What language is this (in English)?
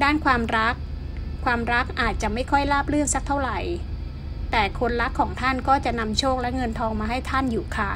Thai